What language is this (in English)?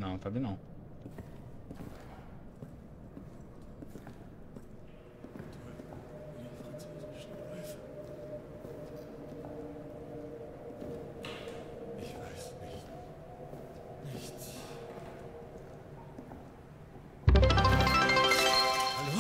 Portuguese